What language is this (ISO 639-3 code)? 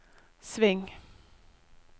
nor